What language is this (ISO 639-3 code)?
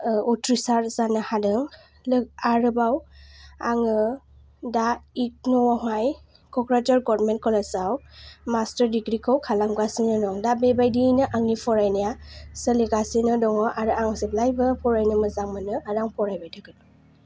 brx